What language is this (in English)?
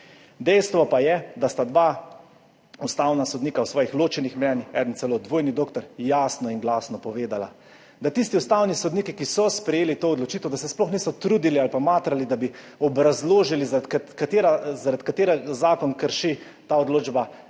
Slovenian